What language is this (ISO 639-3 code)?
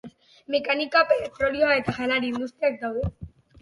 eus